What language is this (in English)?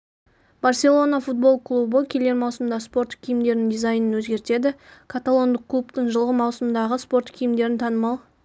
Kazakh